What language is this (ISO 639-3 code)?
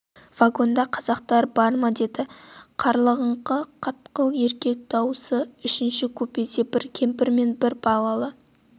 kaz